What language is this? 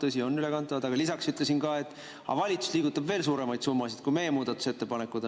Estonian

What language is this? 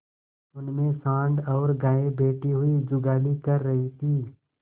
Hindi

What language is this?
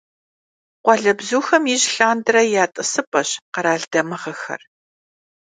Kabardian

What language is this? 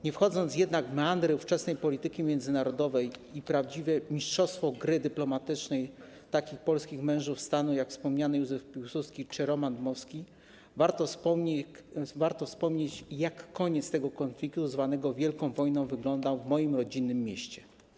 Polish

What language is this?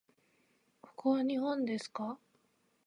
Japanese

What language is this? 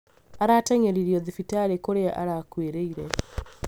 Kikuyu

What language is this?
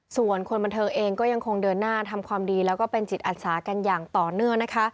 Thai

